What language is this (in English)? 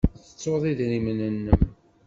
Kabyle